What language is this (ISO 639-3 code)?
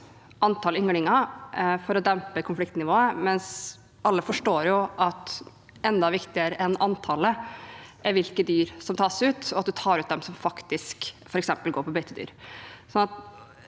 nor